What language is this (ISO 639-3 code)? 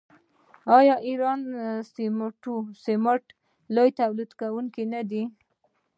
pus